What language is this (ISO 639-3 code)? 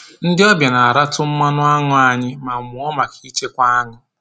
ibo